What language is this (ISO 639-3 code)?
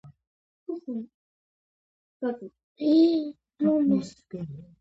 kat